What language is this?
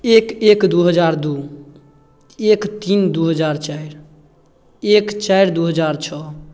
Maithili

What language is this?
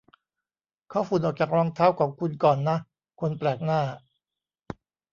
Thai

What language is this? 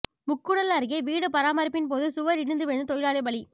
Tamil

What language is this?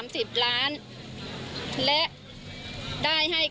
Thai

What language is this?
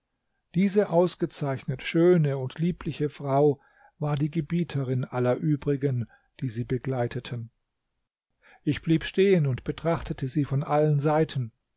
German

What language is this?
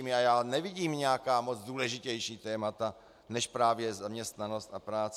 Czech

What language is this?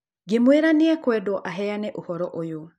Kikuyu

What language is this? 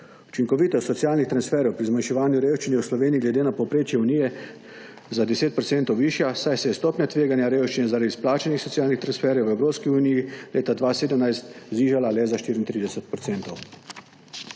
Slovenian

